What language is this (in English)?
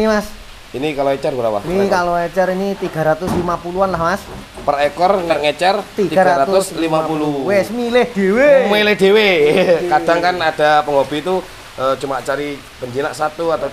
Indonesian